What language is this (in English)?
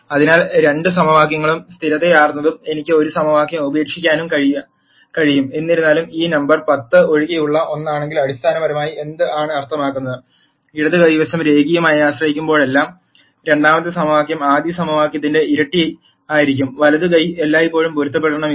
Malayalam